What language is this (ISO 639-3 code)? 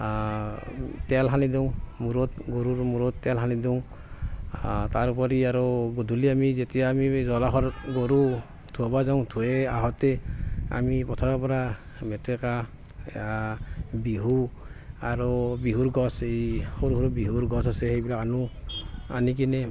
asm